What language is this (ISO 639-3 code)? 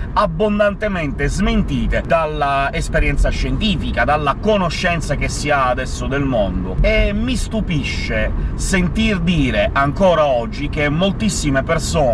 ita